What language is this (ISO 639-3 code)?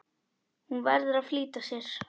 isl